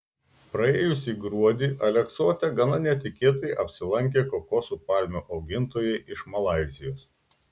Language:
Lithuanian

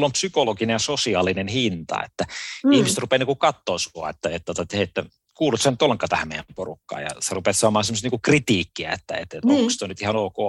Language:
Finnish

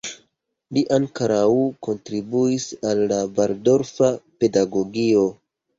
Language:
Esperanto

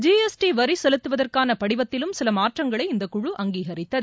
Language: Tamil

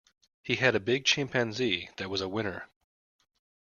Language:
English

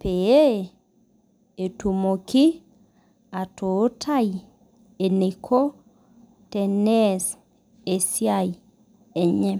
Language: Masai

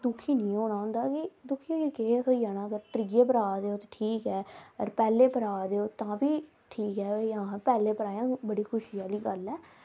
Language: Dogri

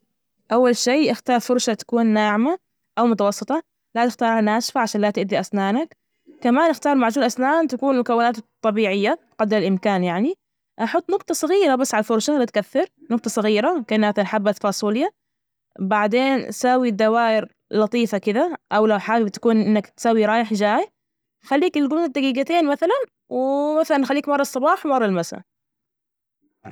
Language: Najdi Arabic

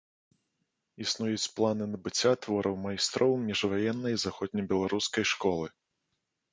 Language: Belarusian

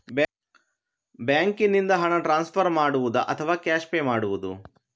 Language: Kannada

